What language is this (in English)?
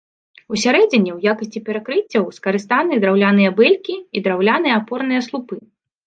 Belarusian